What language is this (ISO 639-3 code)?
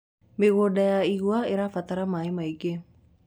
kik